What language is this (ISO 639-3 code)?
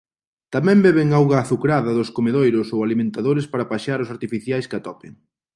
glg